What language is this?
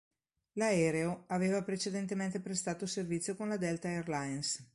Italian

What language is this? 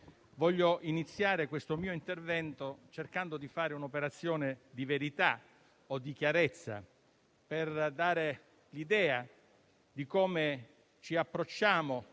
Italian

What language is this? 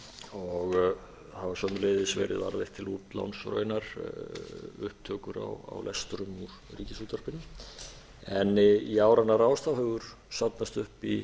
Icelandic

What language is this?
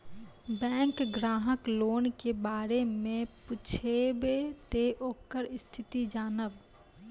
Maithili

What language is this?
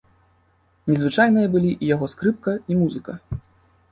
Belarusian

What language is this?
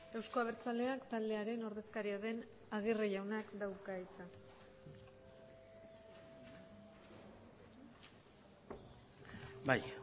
Basque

